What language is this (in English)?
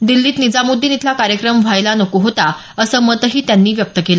Marathi